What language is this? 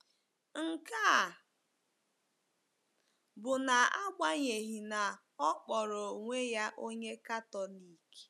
Igbo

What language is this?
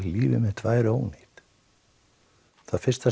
Icelandic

